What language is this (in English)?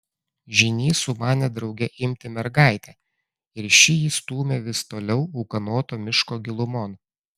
Lithuanian